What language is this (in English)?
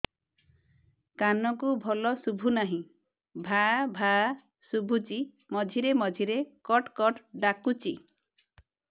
Odia